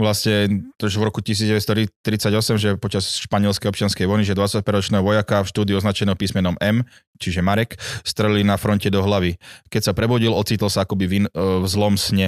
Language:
Slovak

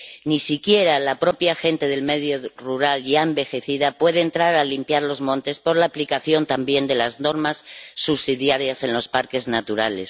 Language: Spanish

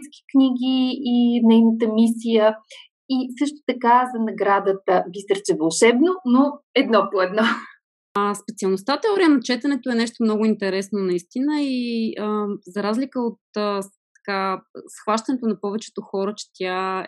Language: Bulgarian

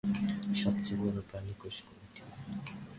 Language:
Bangla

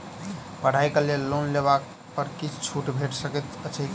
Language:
Maithili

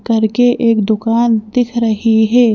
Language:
Hindi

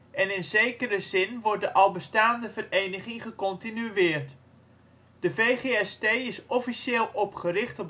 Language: Dutch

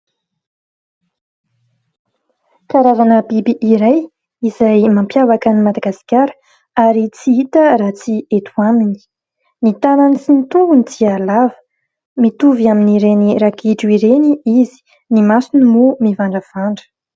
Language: Malagasy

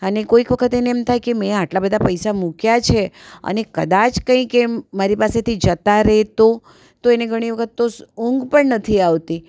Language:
Gujarati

